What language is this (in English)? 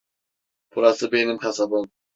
Turkish